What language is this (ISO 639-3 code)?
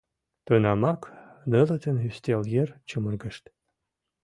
chm